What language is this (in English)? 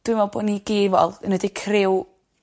Welsh